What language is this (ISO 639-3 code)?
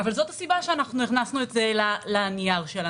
heb